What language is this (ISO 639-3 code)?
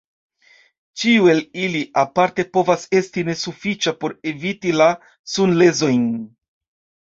epo